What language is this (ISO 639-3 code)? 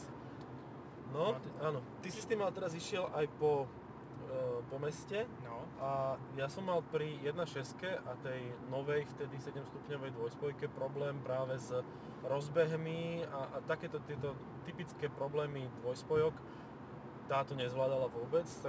slk